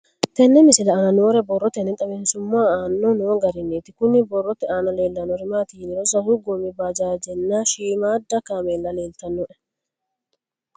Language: Sidamo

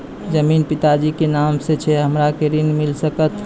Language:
Maithili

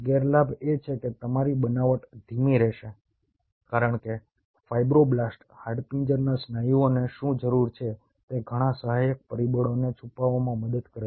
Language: Gujarati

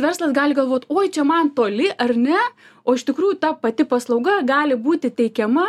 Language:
Lithuanian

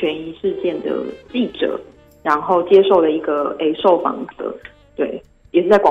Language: Chinese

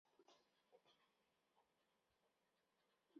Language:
Chinese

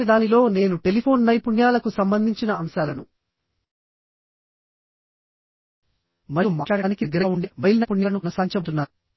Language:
Telugu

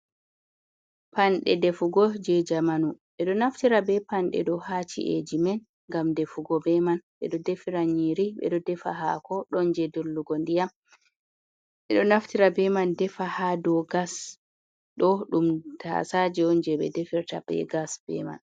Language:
Fula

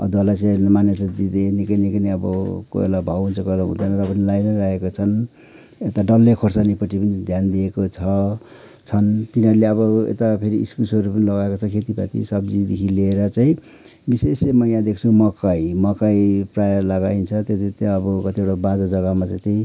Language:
Nepali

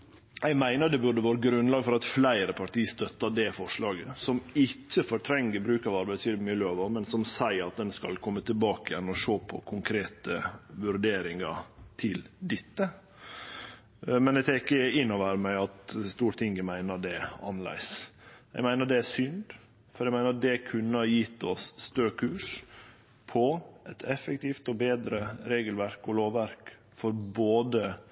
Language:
Norwegian Nynorsk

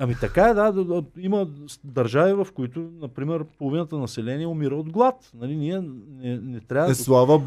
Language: Bulgarian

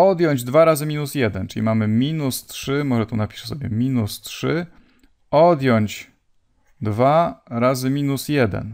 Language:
Polish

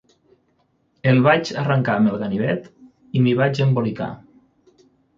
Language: Catalan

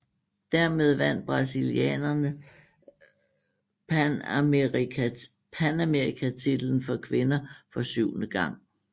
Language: Danish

